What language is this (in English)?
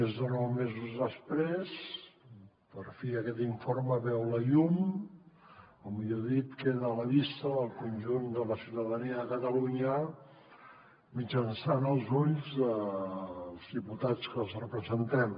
Catalan